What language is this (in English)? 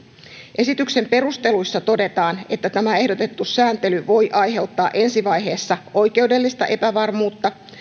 Finnish